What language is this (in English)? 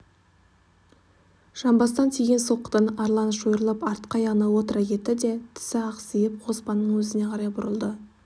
Kazakh